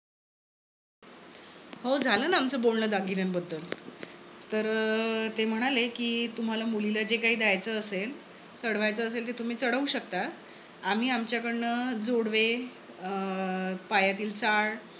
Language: Marathi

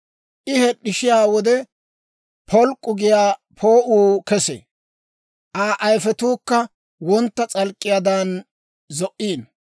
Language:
Dawro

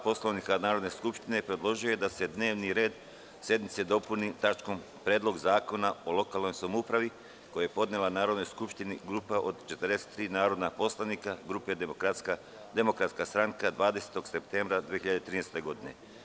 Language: Serbian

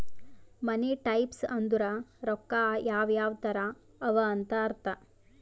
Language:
Kannada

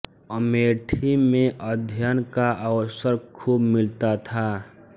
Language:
Hindi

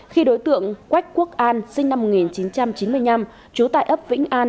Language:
Vietnamese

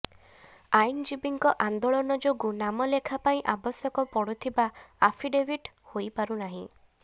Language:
Odia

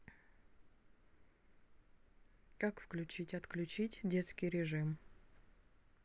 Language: Russian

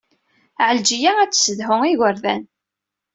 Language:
Kabyle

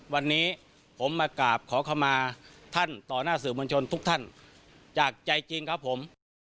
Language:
Thai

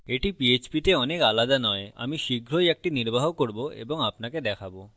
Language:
Bangla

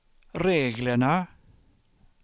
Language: Swedish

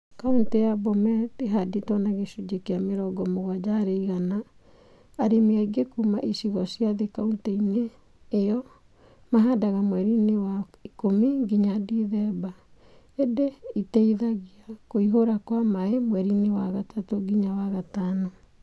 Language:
Kikuyu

